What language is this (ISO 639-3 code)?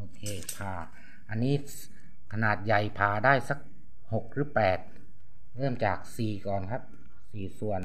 tha